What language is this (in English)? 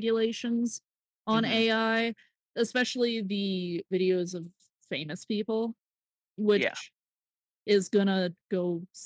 English